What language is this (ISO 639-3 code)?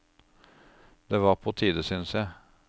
nor